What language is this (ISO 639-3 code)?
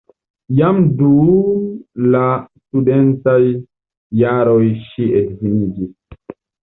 epo